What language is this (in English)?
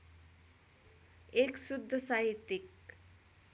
Nepali